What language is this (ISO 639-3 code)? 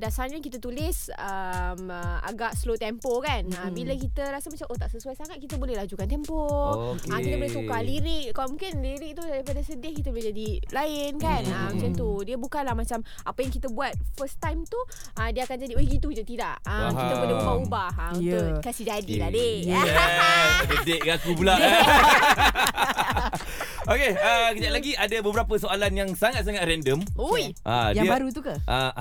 msa